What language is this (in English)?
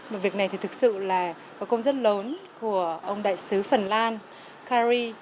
Vietnamese